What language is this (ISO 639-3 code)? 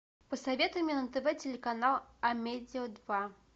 rus